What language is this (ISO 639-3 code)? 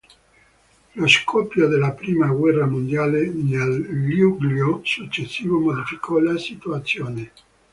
ita